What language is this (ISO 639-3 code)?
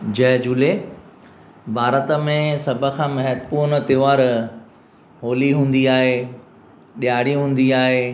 snd